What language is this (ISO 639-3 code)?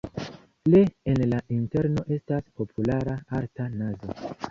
epo